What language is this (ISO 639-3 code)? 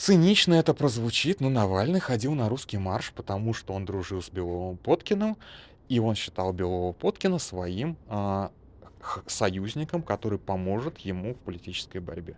rus